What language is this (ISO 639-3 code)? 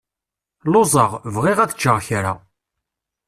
kab